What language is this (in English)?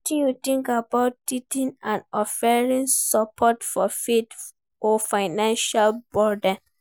Nigerian Pidgin